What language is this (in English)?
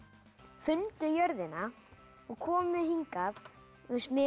Icelandic